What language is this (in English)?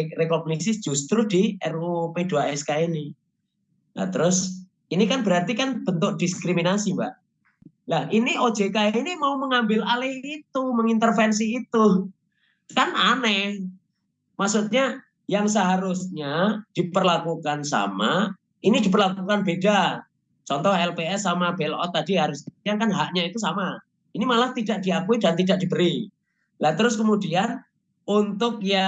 Indonesian